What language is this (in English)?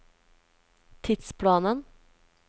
Norwegian